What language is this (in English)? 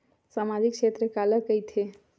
Chhattisgarhi